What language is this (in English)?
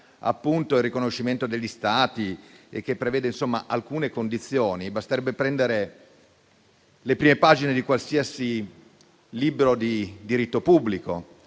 Italian